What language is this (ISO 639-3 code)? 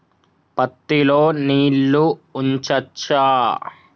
tel